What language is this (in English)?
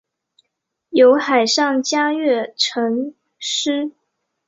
Chinese